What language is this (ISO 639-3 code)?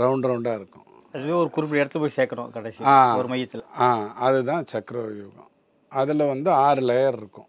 tam